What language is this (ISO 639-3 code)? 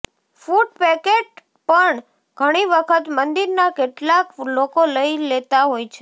guj